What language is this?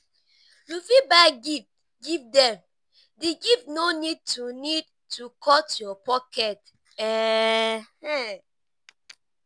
Nigerian Pidgin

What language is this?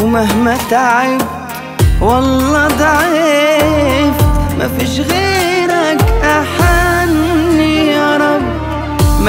Arabic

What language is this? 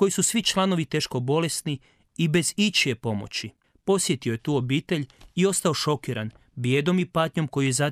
Croatian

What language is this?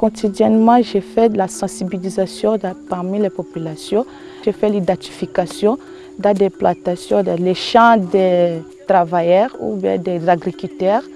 French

